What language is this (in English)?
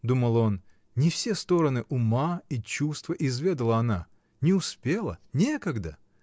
Russian